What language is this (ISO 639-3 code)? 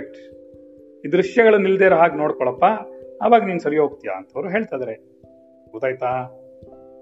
kan